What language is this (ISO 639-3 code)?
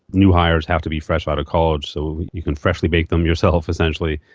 eng